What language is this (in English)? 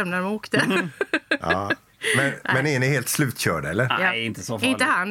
Swedish